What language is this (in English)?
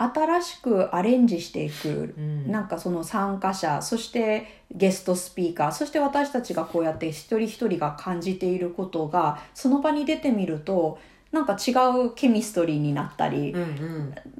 Japanese